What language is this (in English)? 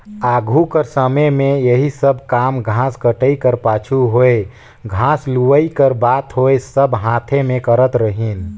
Chhattisgarhi